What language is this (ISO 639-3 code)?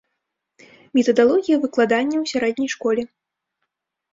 bel